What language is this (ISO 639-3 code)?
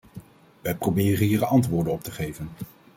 nld